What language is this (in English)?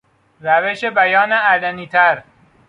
Persian